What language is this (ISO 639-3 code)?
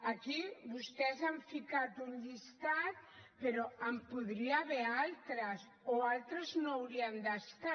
cat